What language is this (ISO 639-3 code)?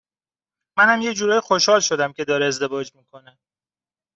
fas